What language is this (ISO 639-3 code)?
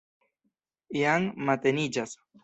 epo